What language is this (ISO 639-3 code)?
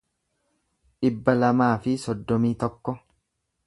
orm